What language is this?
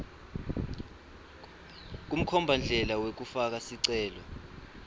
Swati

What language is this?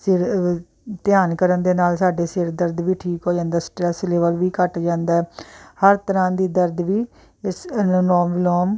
Punjabi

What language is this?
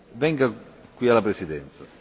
Italian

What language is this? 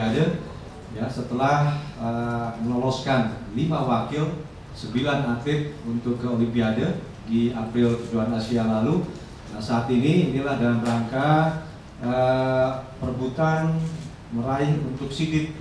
Indonesian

